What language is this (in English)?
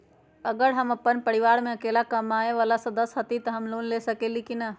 Magahi